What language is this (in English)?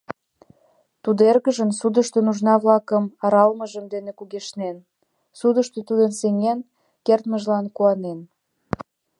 Mari